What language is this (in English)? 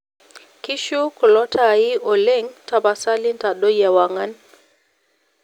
Masai